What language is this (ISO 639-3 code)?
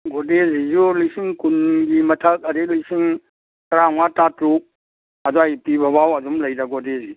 mni